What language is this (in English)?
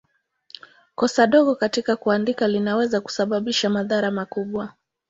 Swahili